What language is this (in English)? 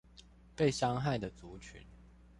Chinese